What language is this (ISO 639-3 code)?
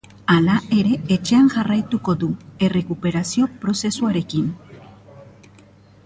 eus